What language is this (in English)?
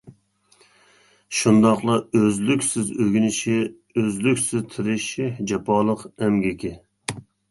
Uyghur